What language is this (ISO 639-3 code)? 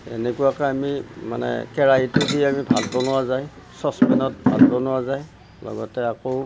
asm